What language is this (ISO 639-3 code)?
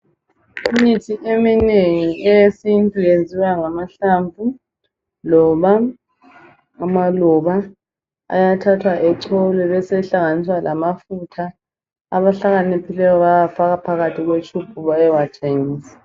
nde